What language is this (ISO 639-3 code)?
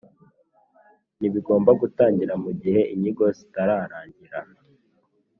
kin